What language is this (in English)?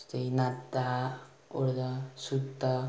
Nepali